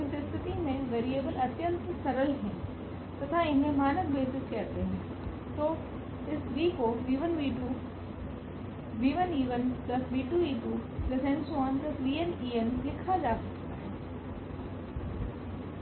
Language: Hindi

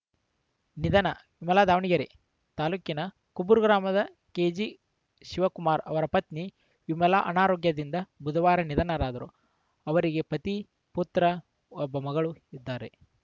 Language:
Kannada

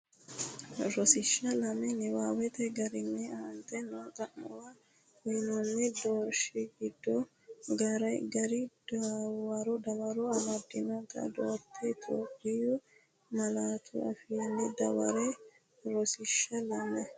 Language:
Sidamo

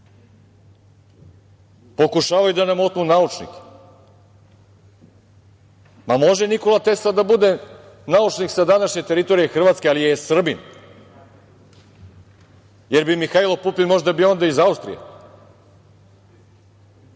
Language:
Serbian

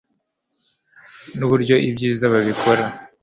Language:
Kinyarwanda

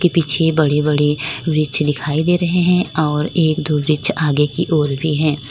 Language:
Hindi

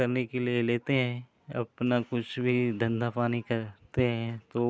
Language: Hindi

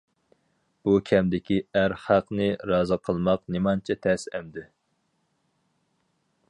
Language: Uyghur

